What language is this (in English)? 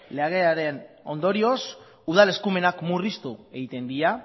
Basque